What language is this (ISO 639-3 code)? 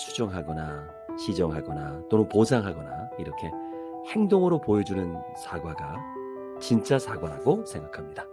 kor